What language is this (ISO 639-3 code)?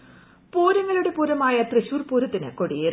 mal